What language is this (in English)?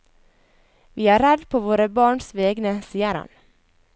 Norwegian